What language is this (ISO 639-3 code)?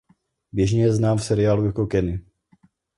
ces